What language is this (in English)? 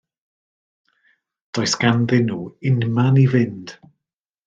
Welsh